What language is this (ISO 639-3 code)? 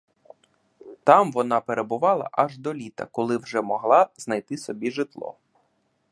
ukr